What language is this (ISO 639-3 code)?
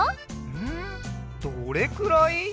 jpn